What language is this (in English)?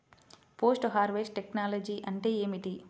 Telugu